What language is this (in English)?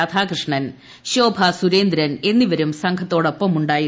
Malayalam